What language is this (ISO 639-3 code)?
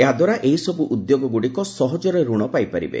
ori